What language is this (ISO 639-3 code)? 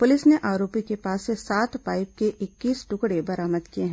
hin